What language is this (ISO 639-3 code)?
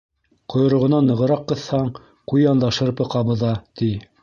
bak